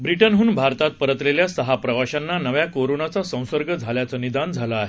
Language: Marathi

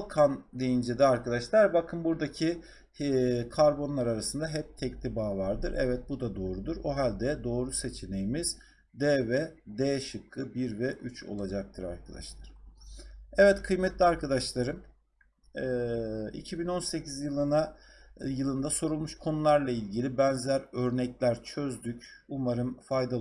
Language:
Turkish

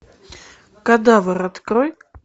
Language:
Russian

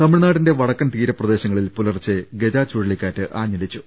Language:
Malayalam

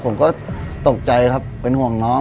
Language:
Thai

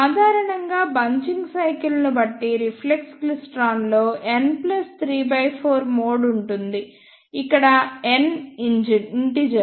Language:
Telugu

